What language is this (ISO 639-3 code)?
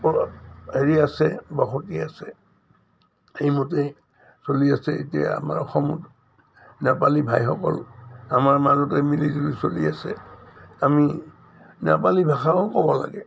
asm